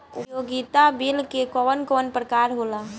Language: Bhojpuri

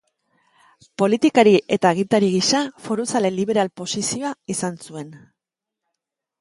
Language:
Basque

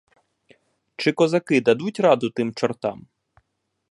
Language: Ukrainian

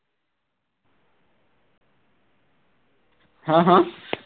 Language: Assamese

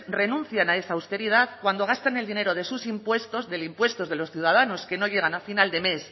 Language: Spanish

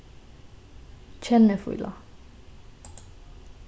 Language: Faroese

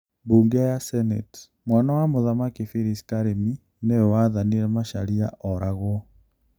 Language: Kikuyu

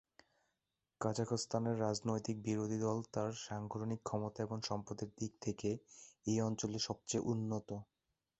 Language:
Bangla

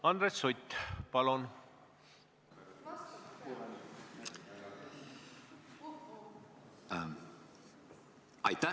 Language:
Estonian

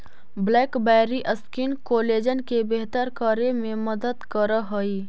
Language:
Magahi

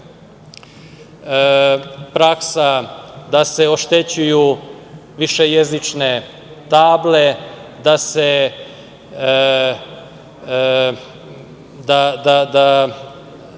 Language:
Serbian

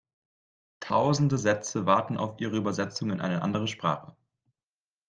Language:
German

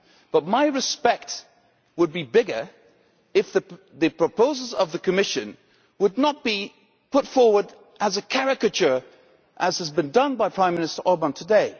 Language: English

